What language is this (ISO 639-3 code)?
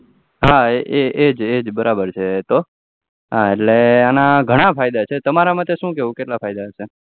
guj